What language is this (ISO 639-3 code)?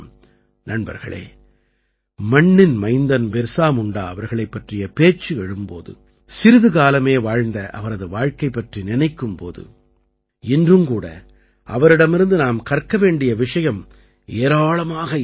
tam